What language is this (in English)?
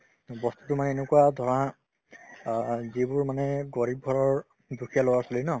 Assamese